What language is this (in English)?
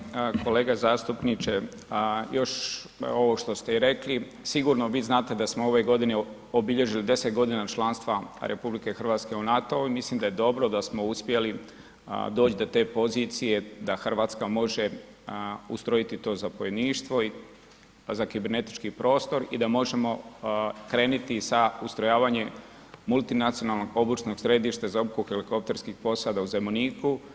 Croatian